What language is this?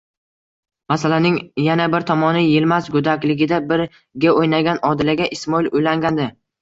Uzbek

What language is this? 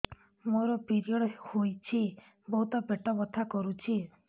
Odia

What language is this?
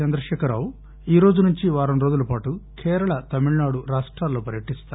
Telugu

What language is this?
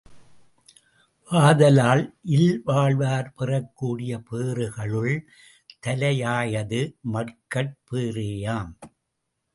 Tamil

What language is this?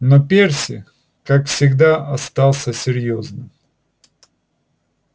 Russian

